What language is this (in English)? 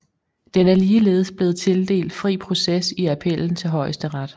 Danish